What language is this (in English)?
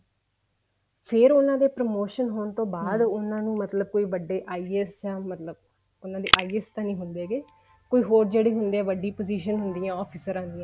Punjabi